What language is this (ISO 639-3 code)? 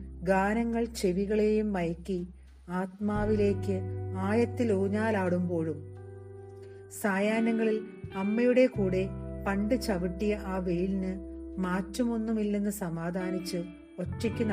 mal